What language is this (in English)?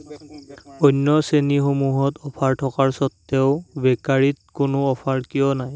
Assamese